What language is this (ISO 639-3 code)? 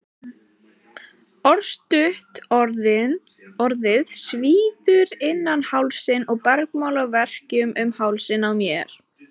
isl